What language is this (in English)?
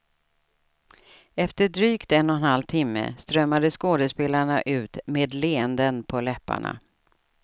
Swedish